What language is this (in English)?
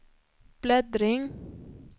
Swedish